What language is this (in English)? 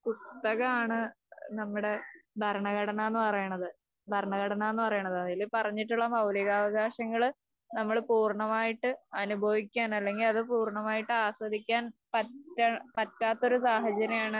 Malayalam